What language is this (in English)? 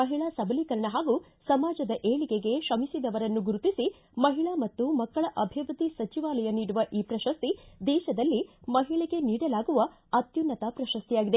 Kannada